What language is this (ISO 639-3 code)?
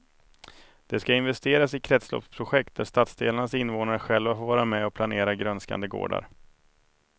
swe